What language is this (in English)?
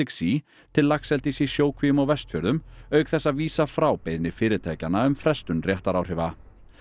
Icelandic